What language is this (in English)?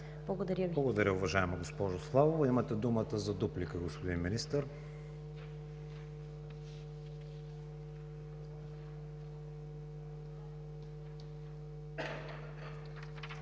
Bulgarian